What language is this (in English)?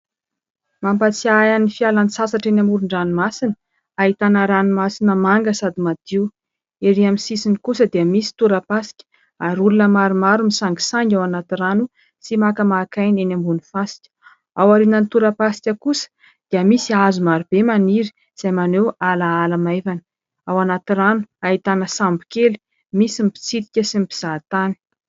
Malagasy